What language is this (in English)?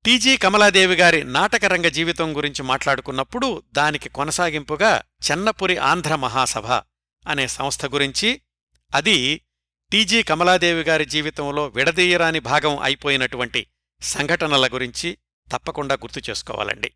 Telugu